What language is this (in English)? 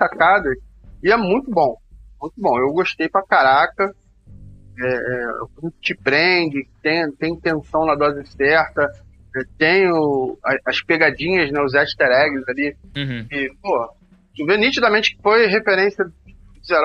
Portuguese